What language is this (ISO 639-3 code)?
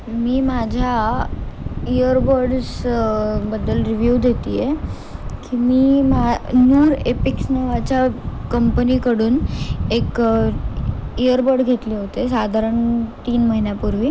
mar